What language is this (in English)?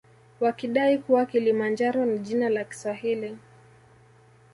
Swahili